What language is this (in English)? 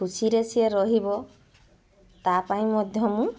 Odia